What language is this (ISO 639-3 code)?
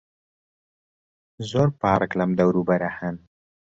ckb